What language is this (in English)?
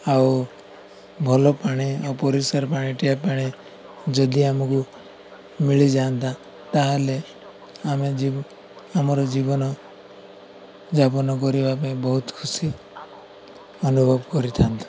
Odia